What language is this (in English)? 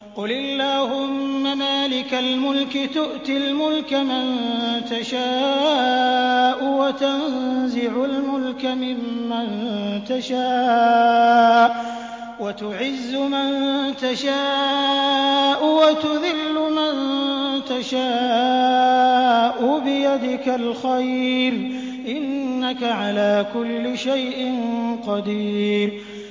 Arabic